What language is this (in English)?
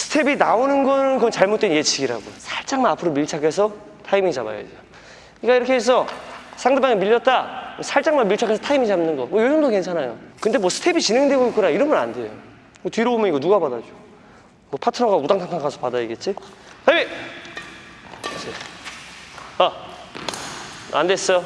Korean